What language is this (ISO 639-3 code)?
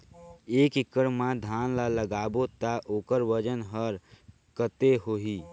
hne